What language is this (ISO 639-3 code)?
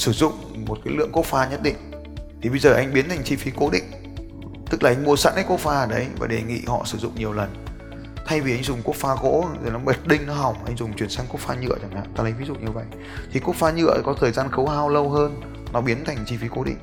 vie